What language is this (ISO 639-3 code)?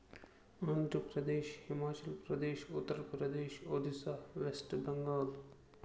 kas